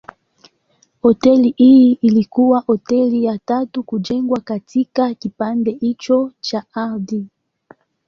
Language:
Swahili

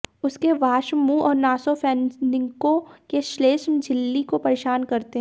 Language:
Hindi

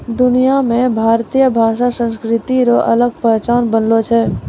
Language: Maithili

